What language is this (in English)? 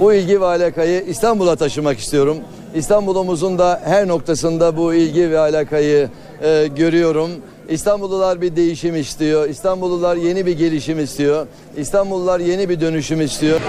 Turkish